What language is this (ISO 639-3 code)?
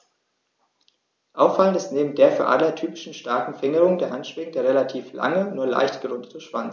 deu